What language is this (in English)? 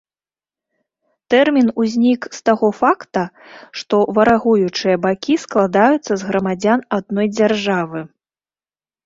Belarusian